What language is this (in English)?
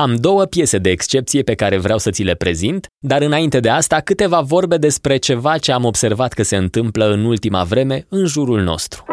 Romanian